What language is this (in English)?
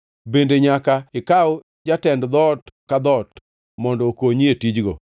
Luo (Kenya and Tanzania)